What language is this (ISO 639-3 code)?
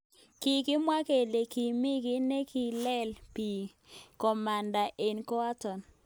kln